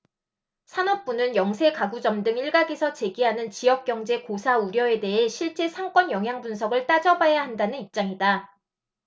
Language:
Korean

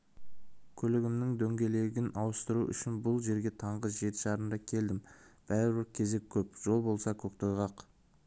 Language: Kazakh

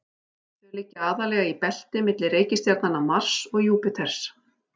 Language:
Icelandic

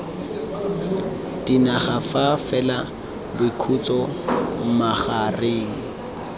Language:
Tswana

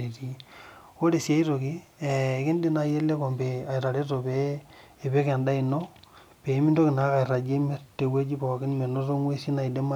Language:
Masai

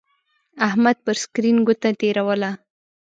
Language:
Pashto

